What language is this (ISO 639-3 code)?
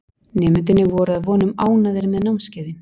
isl